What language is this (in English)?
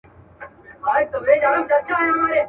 Pashto